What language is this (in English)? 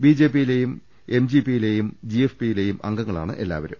Malayalam